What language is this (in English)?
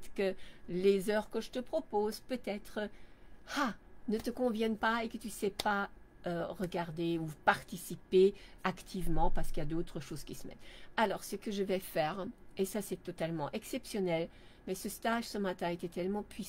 French